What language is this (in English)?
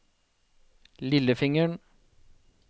Norwegian